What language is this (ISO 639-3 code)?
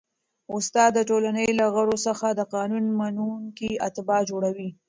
pus